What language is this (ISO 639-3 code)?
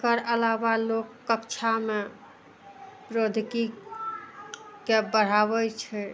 mai